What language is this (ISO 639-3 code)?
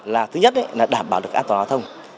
vie